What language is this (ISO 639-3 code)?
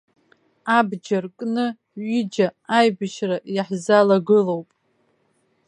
abk